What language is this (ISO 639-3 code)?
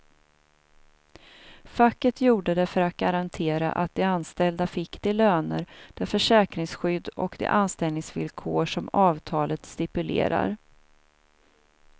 swe